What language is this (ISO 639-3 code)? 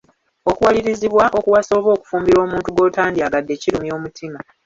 lug